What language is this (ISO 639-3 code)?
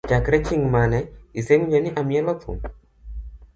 luo